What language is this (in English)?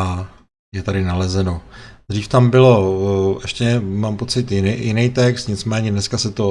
Czech